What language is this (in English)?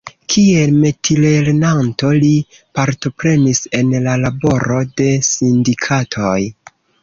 Esperanto